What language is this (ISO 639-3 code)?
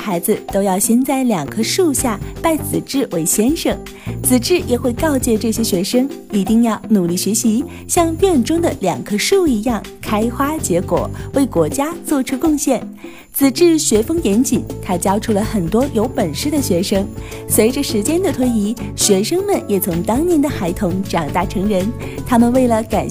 zho